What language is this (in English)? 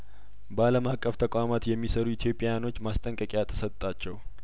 Amharic